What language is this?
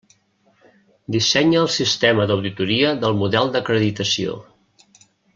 Catalan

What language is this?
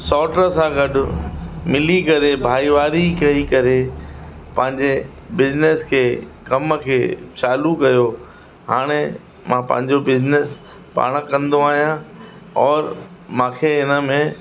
Sindhi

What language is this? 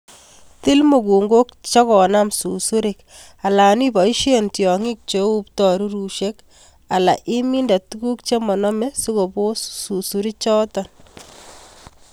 Kalenjin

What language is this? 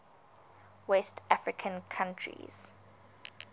English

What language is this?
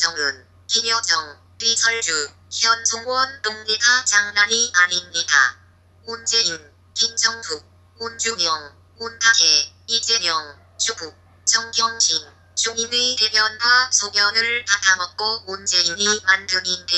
Korean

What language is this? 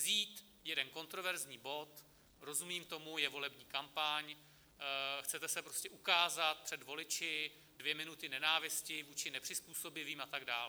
Czech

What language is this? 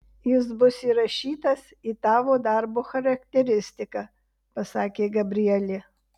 Lithuanian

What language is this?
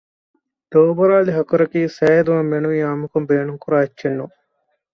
Divehi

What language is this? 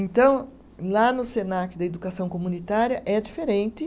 Portuguese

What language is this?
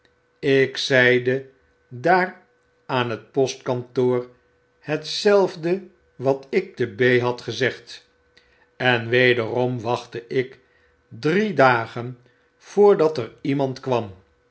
Dutch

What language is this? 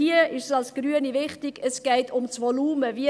Swiss German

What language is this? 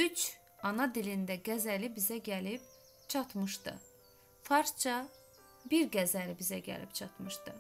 Turkish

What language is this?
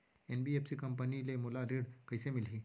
Chhattisgarhi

